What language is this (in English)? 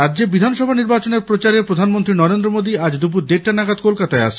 Bangla